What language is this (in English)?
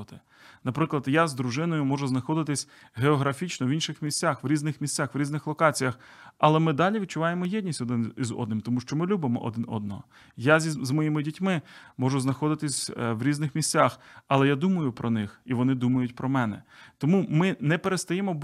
Ukrainian